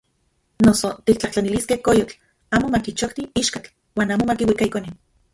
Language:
Central Puebla Nahuatl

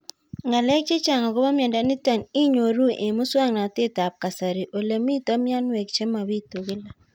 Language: Kalenjin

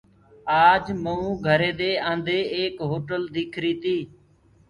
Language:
Gurgula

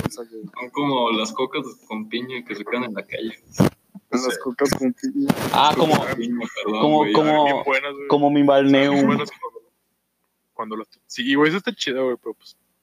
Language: Spanish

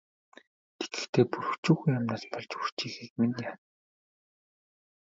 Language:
Mongolian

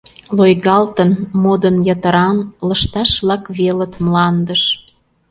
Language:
Mari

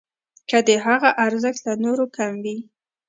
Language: Pashto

